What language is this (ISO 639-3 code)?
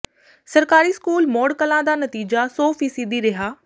pan